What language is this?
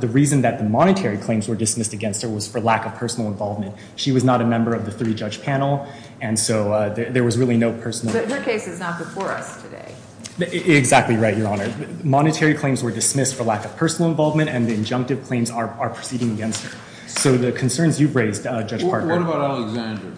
English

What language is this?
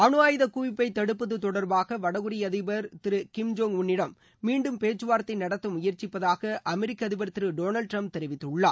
Tamil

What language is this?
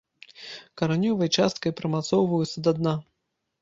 Belarusian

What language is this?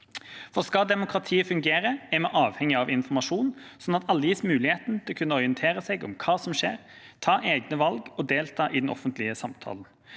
Norwegian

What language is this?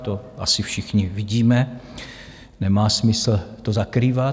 Czech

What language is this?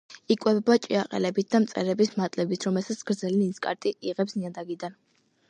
Georgian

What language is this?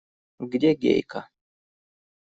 Russian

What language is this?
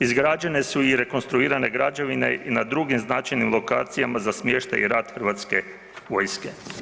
Croatian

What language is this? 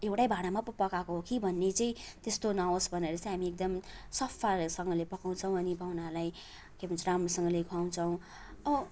Nepali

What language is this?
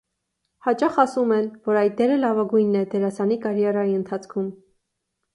Armenian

